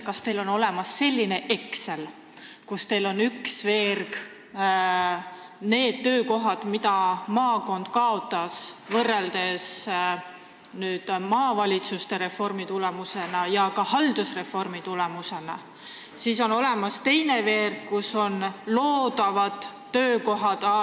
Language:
Estonian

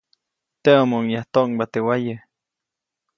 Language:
Copainalá Zoque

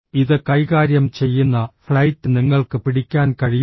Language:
Malayalam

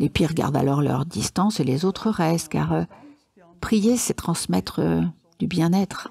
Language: French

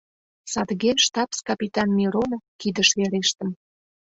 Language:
Mari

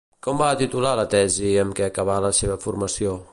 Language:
Catalan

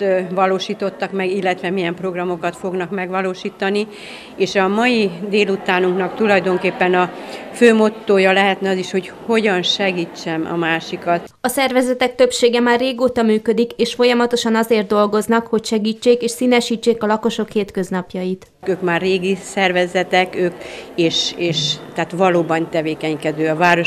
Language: Hungarian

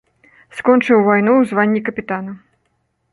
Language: Belarusian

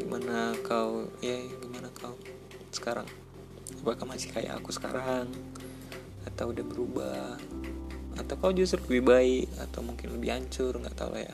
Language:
Indonesian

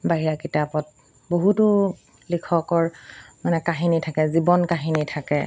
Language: Assamese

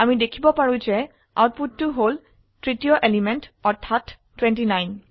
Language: Assamese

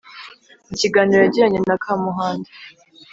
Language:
Kinyarwanda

